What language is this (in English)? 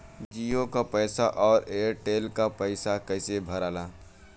Bhojpuri